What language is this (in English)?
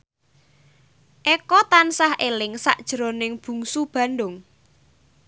Javanese